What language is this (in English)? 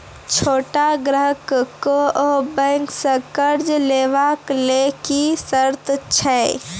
Maithili